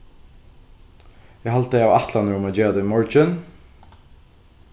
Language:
Faroese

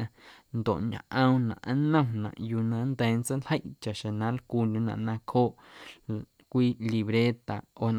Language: Guerrero Amuzgo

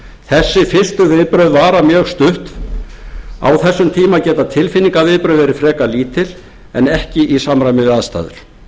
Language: Icelandic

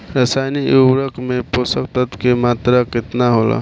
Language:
Bhojpuri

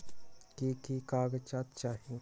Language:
Magahi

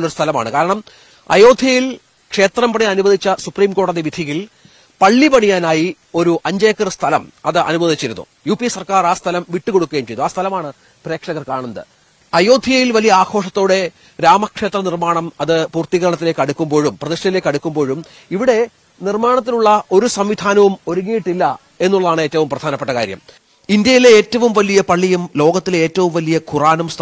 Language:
Malayalam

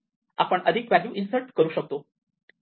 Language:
Marathi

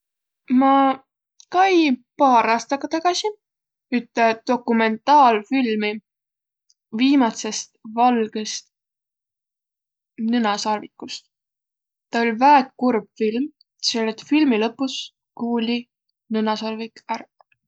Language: Võro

